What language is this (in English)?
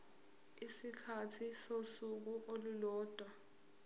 Zulu